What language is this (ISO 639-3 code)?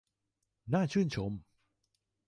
tha